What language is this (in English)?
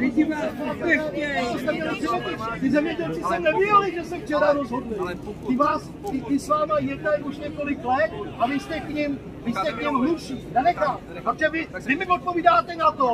Czech